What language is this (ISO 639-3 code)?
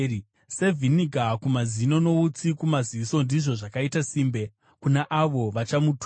sna